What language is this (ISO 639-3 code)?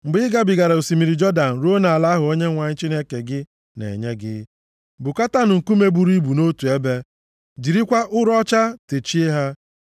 ibo